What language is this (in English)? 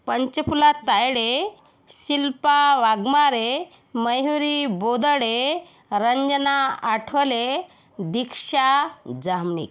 Marathi